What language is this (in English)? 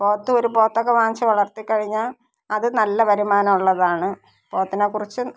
Malayalam